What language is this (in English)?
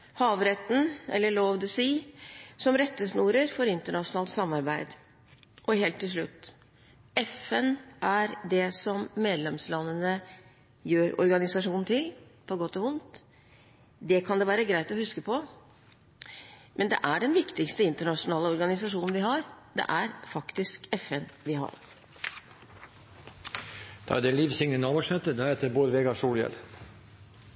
Norwegian